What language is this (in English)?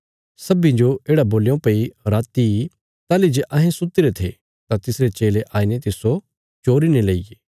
Bilaspuri